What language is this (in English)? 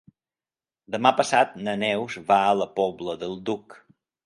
Catalan